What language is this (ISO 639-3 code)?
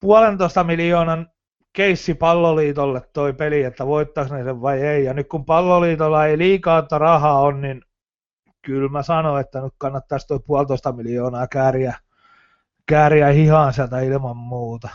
fin